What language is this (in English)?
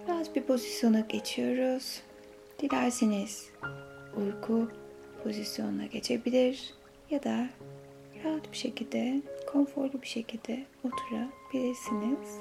Turkish